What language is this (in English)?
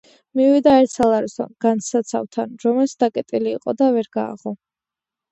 Georgian